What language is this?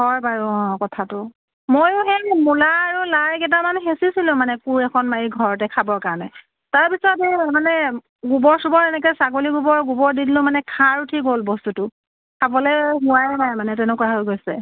Assamese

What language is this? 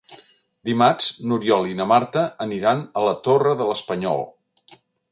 Catalan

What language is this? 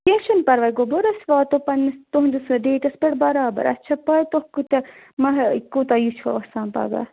Kashmiri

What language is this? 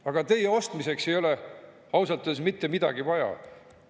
Estonian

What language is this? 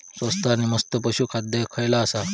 Marathi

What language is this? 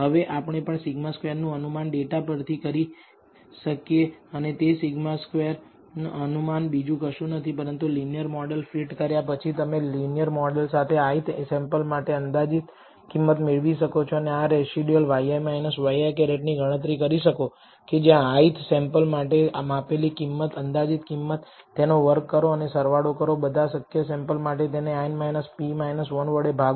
Gujarati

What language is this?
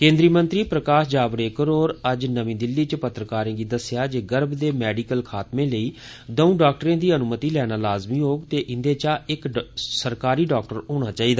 Dogri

